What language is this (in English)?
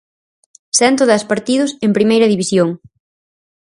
Galician